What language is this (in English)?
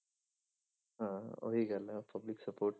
Punjabi